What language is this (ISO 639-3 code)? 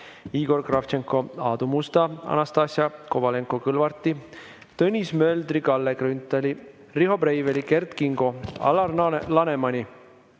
est